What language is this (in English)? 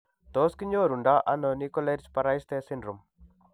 Kalenjin